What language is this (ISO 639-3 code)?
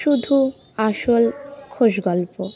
ben